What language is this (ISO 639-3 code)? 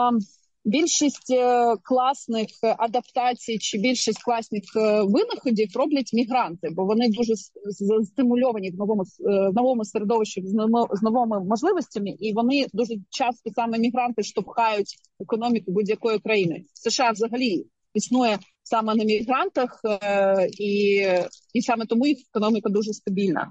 ukr